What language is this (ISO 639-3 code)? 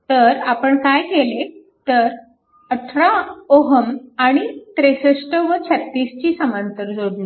mar